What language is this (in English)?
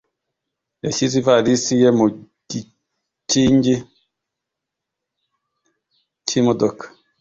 Kinyarwanda